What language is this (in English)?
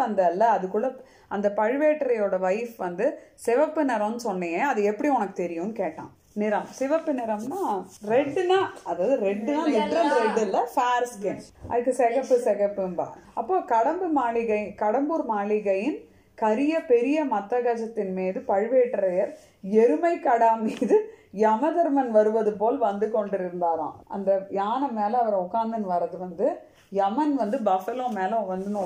Tamil